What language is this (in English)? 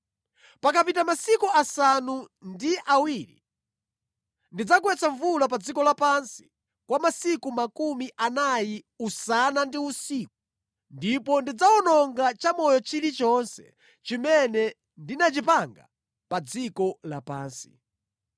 Nyanja